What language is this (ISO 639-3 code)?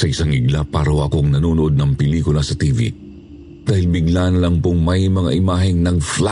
fil